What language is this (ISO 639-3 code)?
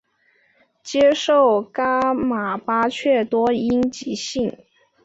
zho